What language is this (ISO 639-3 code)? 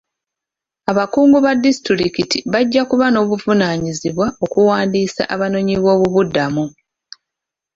lug